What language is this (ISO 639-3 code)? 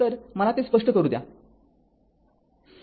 mar